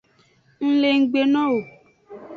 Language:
Aja (Benin)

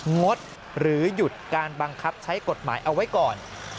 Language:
Thai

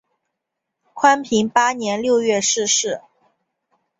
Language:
Chinese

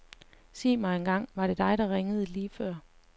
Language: Danish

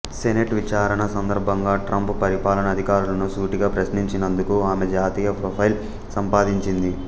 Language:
Telugu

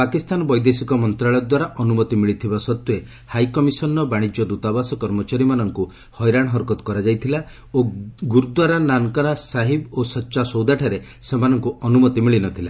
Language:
Odia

